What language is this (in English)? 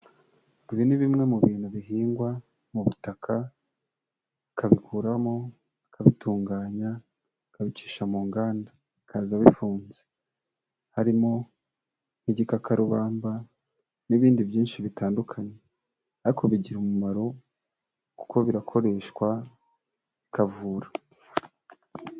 Kinyarwanda